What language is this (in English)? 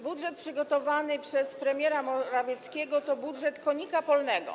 Polish